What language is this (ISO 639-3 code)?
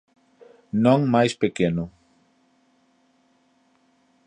glg